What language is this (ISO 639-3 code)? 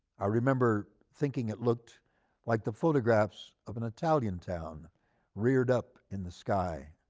eng